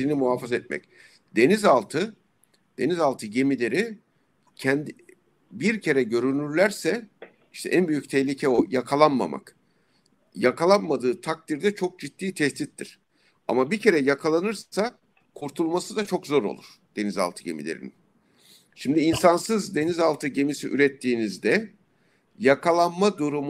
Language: Turkish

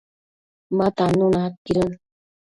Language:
Matsés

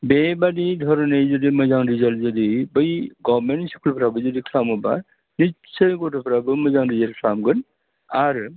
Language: Bodo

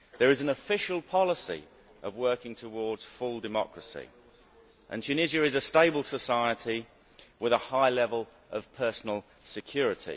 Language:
English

